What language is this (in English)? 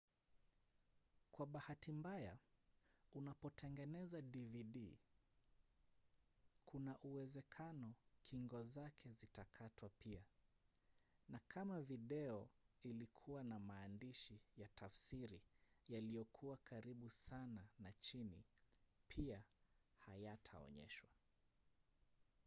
Swahili